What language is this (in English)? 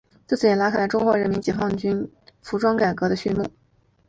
Chinese